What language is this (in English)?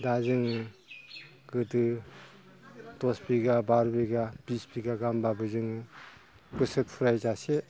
Bodo